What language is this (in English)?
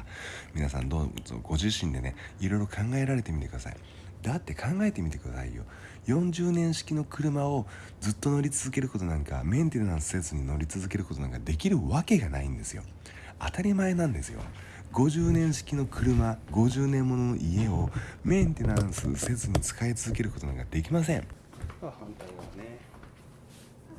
Japanese